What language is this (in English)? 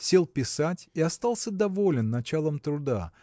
Russian